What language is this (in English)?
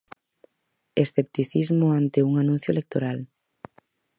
Galician